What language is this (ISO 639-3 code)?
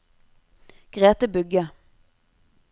nor